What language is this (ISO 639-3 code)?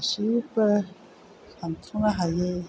brx